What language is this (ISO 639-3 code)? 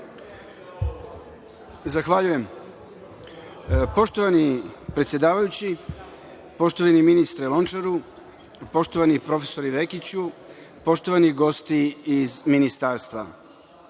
srp